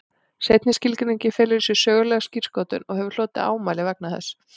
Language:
Icelandic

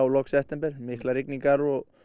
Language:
Icelandic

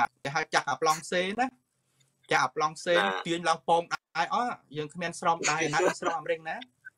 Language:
Thai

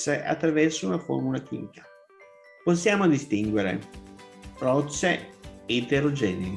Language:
Italian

